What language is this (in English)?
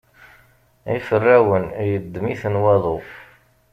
Kabyle